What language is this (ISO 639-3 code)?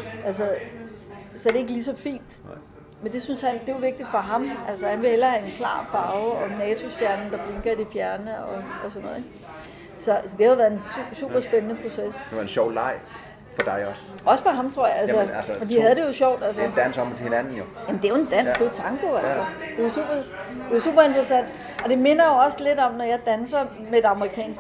dan